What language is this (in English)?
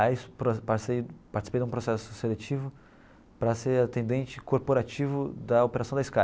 Portuguese